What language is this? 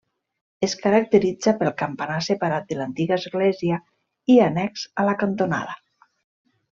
Catalan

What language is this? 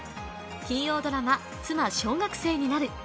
Japanese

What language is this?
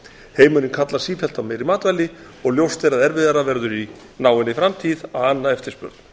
Icelandic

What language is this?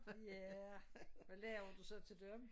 Danish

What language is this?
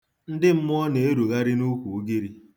Igbo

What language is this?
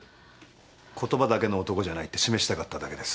Japanese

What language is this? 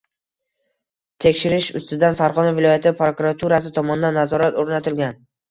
Uzbek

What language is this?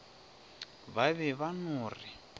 Northern Sotho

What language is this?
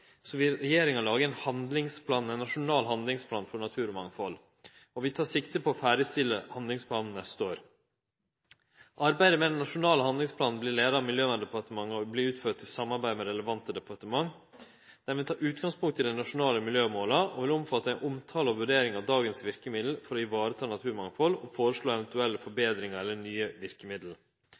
Norwegian Nynorsk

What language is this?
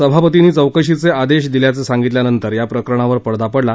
Marathi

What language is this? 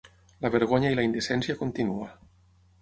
Catalan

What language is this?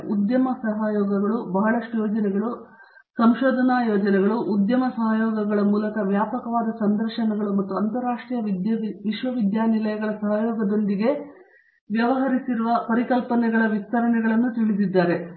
Kannada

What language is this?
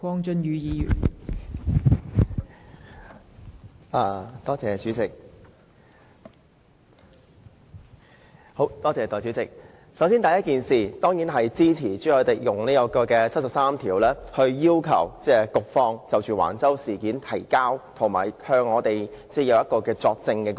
Cantonese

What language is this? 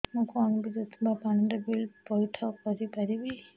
Odia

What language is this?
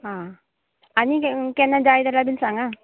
Konkani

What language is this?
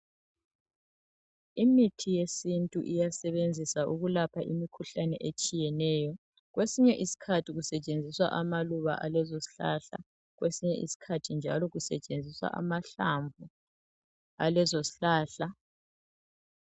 North Ndebele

